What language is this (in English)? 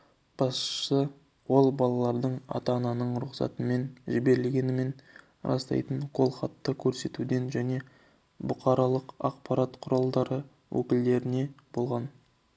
Kazakh